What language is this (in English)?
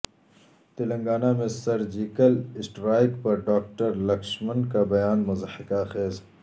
Urdu